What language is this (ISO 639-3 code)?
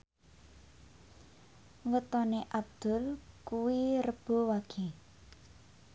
jav